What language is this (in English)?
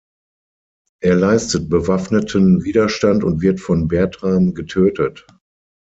German